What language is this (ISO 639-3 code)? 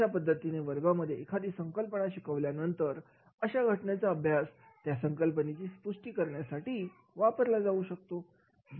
mar